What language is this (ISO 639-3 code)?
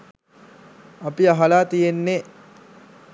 sin